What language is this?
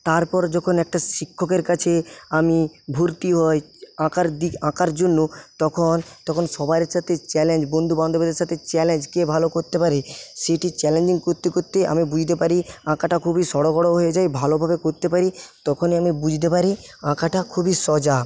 Bangla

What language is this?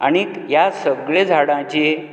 Konkani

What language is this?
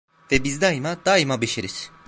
Turkish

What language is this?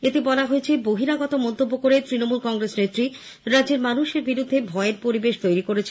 Bangla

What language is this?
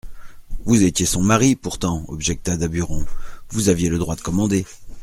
French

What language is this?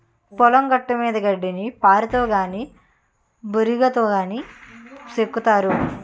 Telugu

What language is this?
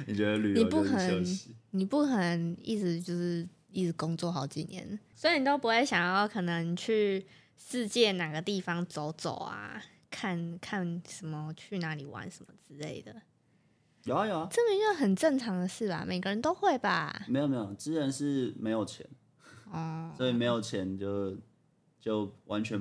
Chinese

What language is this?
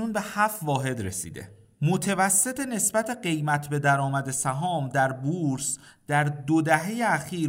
Persian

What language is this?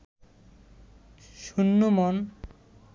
Bangla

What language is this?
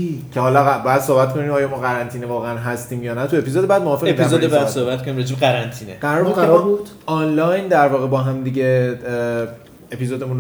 Persian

